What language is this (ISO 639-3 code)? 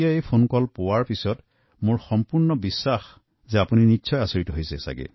asm